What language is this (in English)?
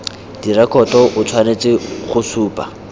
Tswana